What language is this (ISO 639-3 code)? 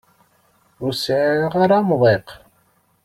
kab